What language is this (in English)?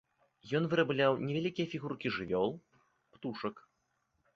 Belarusian